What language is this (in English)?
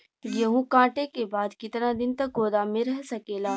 Bhojpuri